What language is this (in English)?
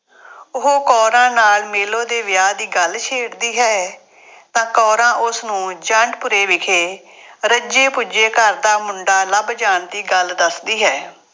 Punjabi